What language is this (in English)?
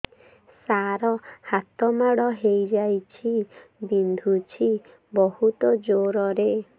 Odia